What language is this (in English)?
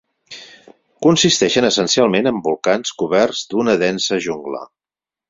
Catalan